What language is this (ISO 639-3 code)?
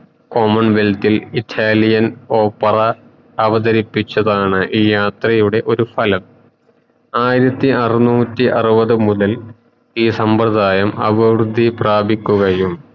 mal